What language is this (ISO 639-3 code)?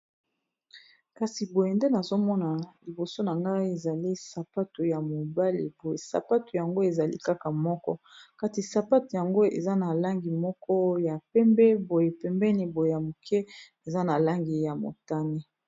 lin